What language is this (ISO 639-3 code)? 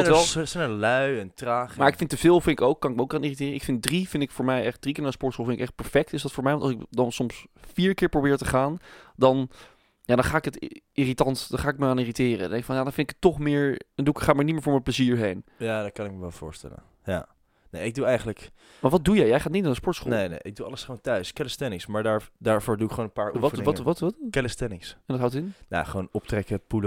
nld